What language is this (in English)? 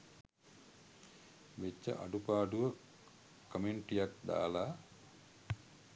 Sinhala